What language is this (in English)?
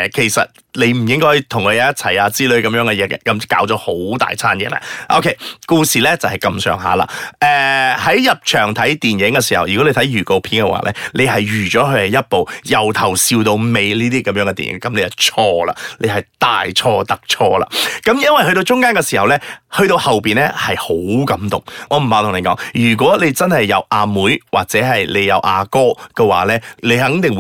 Chinese